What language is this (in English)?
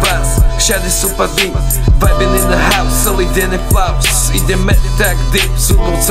Slovak